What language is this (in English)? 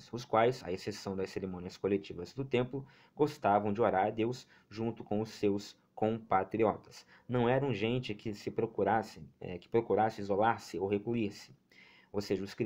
Portuguese